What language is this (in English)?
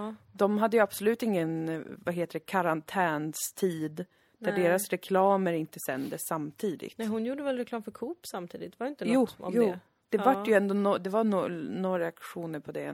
Swedish